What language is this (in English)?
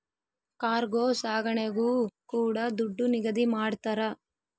Kannada